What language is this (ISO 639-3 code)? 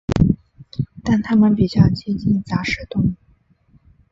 zho